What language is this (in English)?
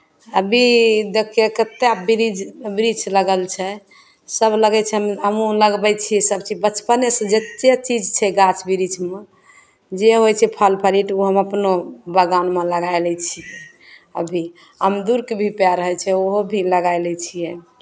Maithili